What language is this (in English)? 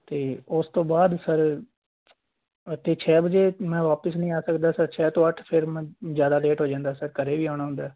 Punjabi